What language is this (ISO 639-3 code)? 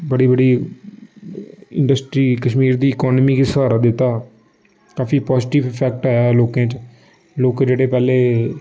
doi